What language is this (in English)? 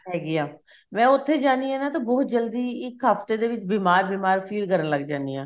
Punjabi